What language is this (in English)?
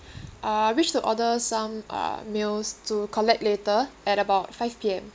English